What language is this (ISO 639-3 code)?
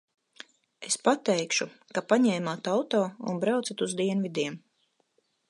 lav